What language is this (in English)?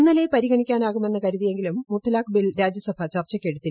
Malayalam